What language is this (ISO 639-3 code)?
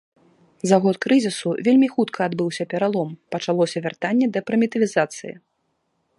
bel